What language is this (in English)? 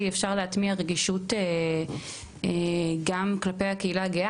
Hebrew